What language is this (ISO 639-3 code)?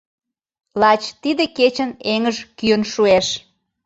chm